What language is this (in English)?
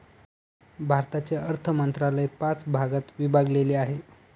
Marathi